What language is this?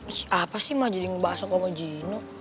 Indonesian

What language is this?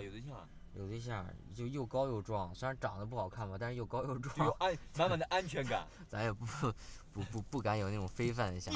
Chinese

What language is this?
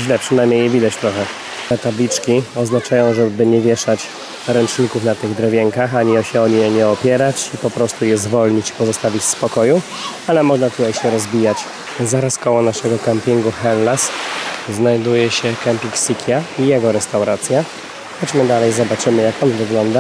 Polish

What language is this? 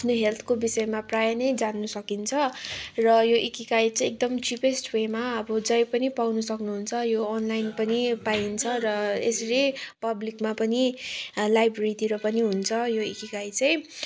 Nepali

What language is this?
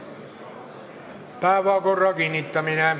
Estonian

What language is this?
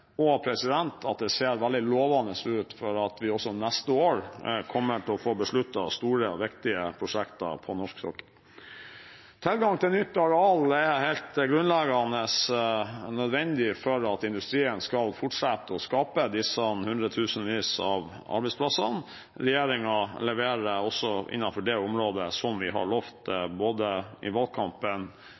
Norwegian Bokmål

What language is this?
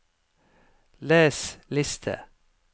Norwegian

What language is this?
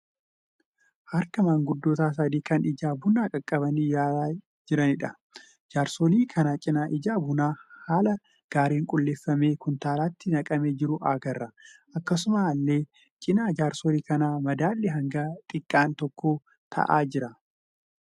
Oromo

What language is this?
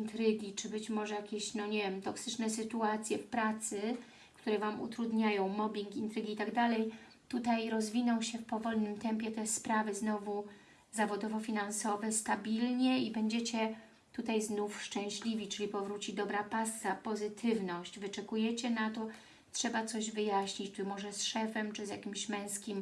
Polish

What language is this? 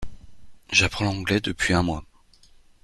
French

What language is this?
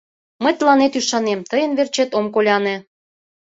Mari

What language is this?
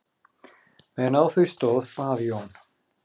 Icelandic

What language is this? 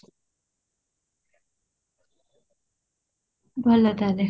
Odia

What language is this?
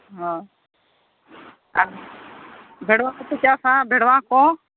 Santali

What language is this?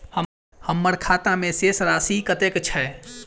Maithili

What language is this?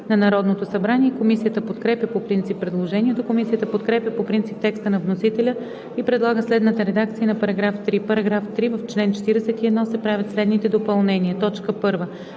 Bulgarian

